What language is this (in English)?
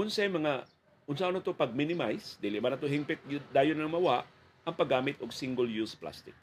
Filipino